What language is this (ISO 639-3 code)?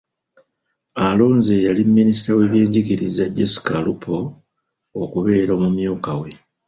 lug